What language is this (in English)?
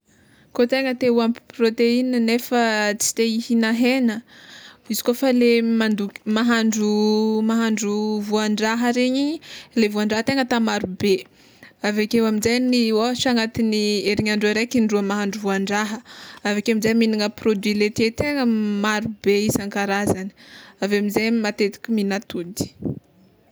Tsimihety Malagasy